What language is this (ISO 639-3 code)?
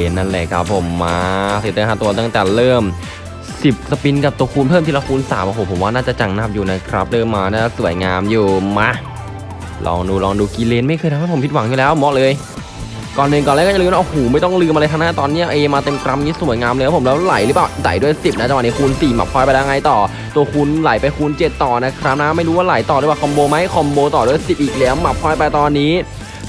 tha